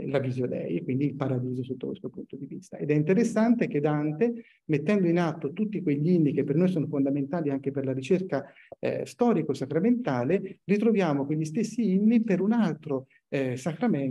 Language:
Italian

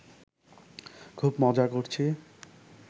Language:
Bangla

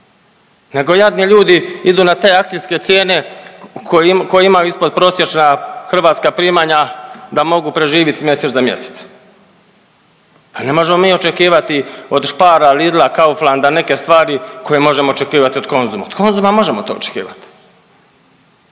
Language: Croatian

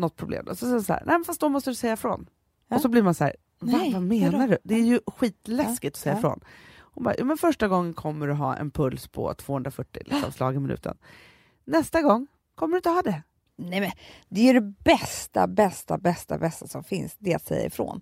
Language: Swedish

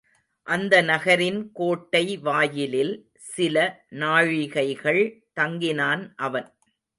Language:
Tamil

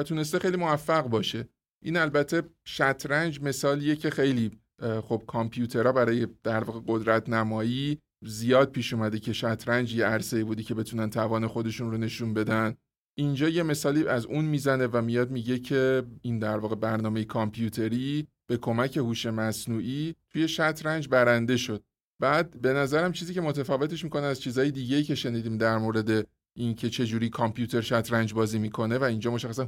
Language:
Persian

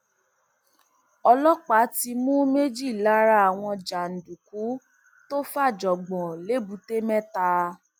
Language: Yoruba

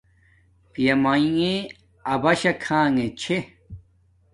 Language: Domaaki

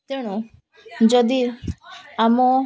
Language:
Odia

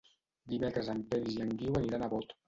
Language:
Catalan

